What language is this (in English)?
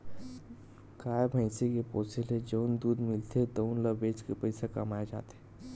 Chhattisgarhi